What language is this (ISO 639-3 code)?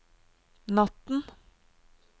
nor